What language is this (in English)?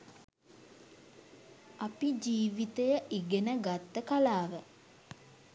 Sinhala